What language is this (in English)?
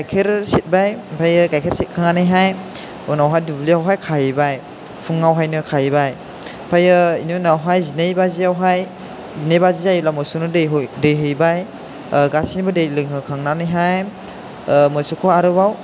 Bodo